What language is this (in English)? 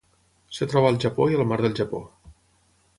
Catalan